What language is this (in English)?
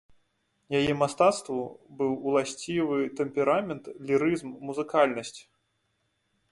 Belarusian